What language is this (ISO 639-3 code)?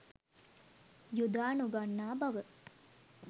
sin